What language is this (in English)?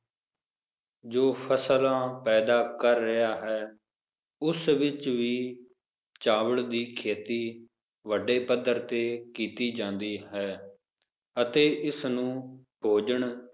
Punjabi